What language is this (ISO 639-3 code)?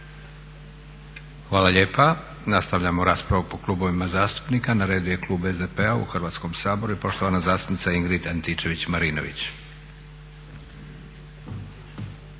hrv